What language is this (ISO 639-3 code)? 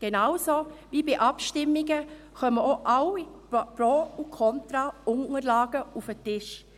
gsw